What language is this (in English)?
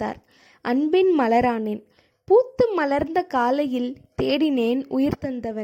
Tamil